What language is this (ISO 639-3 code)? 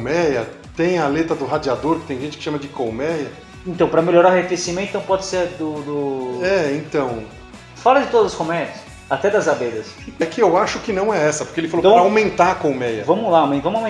por